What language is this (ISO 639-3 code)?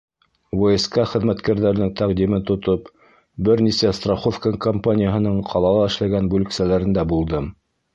bak